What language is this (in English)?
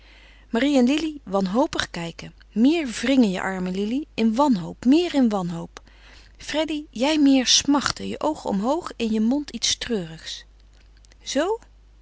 Dutch